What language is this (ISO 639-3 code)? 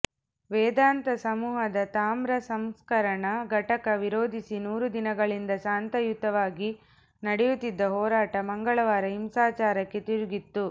kan